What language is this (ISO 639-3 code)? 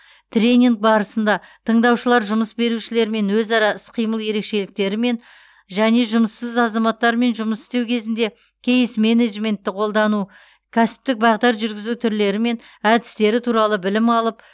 kaz